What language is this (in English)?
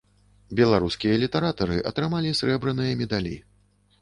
Belarusian